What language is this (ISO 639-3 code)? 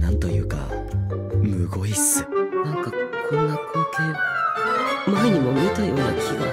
jpn